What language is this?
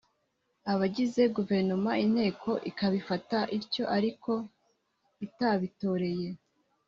Kinyarwanda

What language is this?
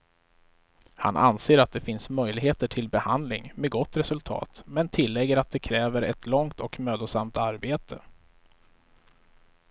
Swedish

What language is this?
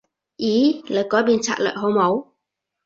Cantonese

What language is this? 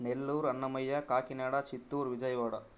Telugu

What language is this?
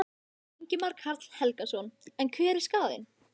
Icelandic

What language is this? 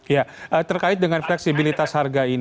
Indonesian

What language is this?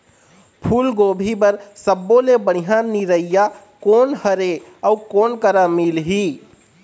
Chhattisgarhi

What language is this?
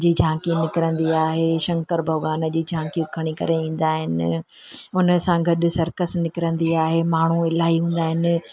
Sindhi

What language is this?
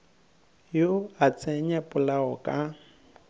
Northern Sotho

